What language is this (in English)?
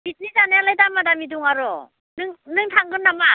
Bodo